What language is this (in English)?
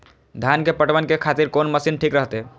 Maithili